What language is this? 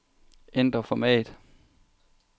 Danish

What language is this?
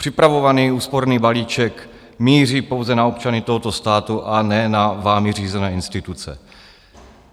Czech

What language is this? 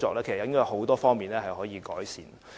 Cantonese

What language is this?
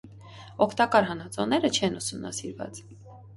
Armenian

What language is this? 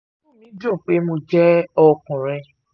Yoruba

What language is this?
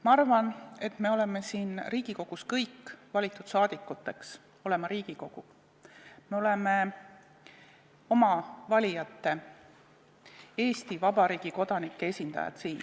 Estonian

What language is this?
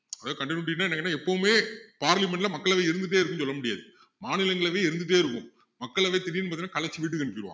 Tamil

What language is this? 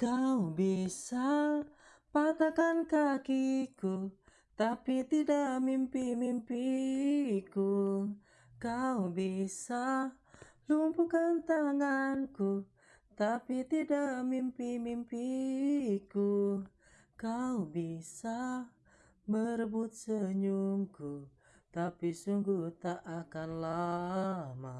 Indonesian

